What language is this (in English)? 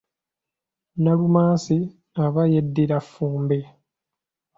Ganda